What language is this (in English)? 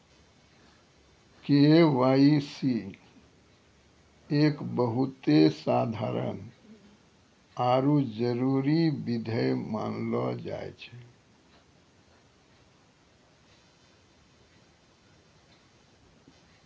Maithili